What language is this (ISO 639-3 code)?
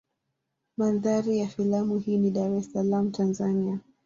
swa